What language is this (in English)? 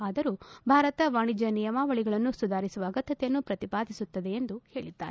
Kannada